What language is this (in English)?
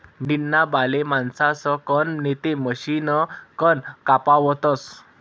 Marathi